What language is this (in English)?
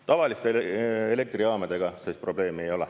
Estonian